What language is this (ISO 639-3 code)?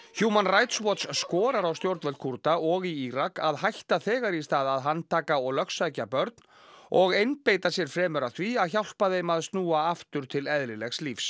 isl